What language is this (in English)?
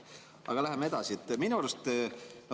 Estonian